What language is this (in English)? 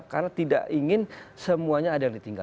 Indonesian